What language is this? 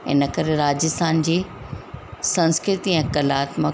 Sindhi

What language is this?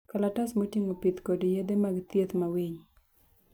Luo (Kenya and Tanzania)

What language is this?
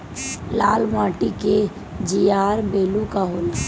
Bhojpuri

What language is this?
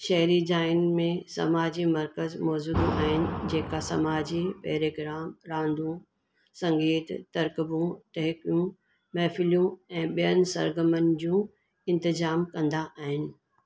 Sindhi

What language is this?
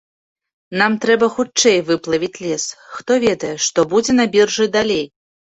Belarusian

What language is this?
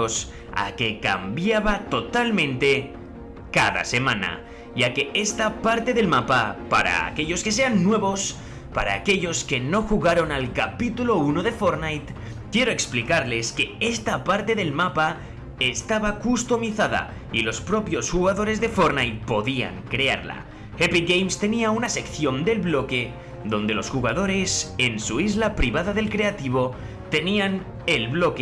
Spanish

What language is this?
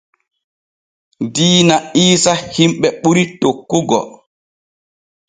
Borgu Fulfulde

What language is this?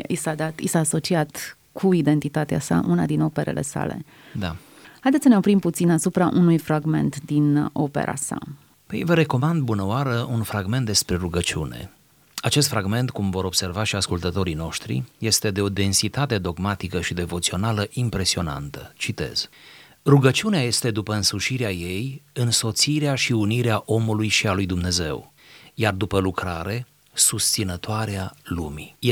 Romanian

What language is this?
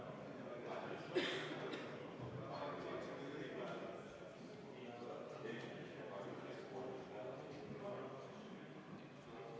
Estonian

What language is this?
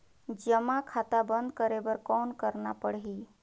Chhattisgarhi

